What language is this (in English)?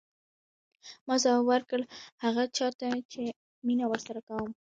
Pashto